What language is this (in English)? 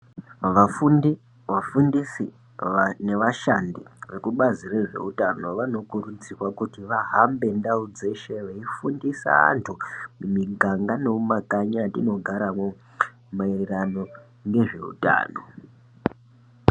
Ndau